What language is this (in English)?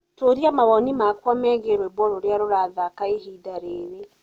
Kikuyu